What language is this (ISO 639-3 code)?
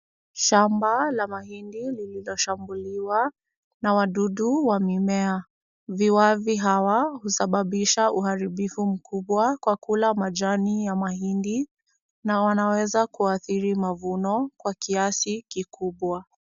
swa